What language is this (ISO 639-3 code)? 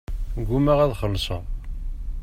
kab